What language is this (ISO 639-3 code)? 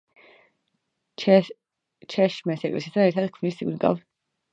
kat